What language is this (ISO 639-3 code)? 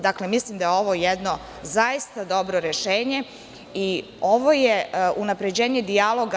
srp